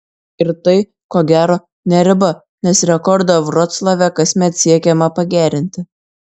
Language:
Lithuanian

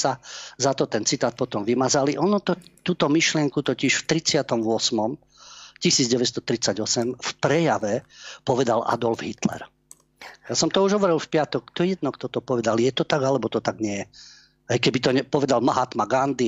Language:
Slovak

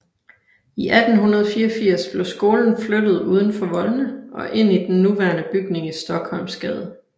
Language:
Danish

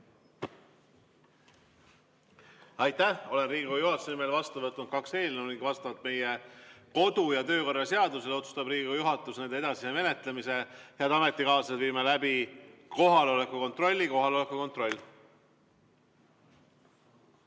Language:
Estonian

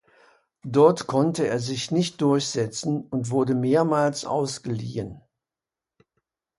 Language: German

